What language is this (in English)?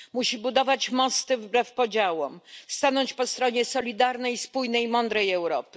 Polish